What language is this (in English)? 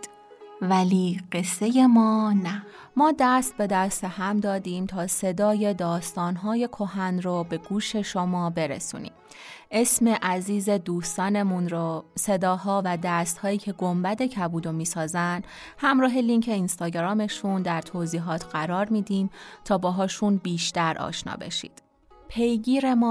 Persian